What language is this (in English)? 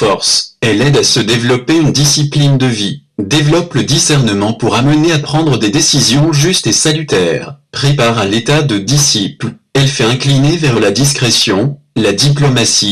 French